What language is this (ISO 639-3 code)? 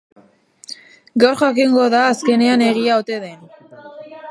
eus